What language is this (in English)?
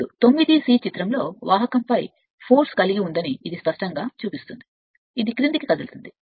Telugu